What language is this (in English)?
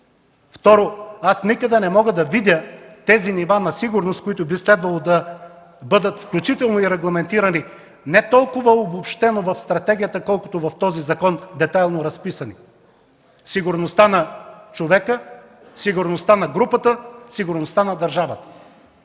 Bulgarian